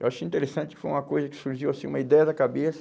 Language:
Portuguese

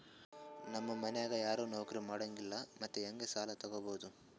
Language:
Kannada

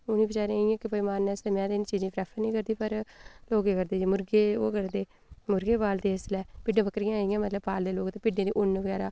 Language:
Dogri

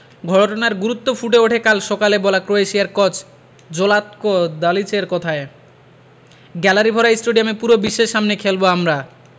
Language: Bangla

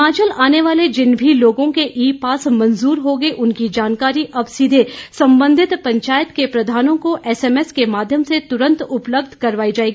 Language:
Hindi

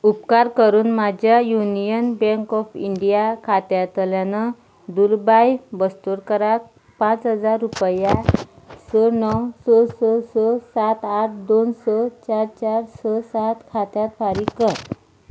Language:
Konkani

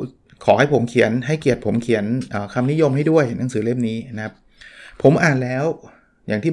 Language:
Thai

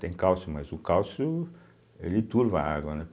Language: Portuguese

